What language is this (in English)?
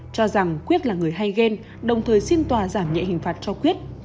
Vietnamese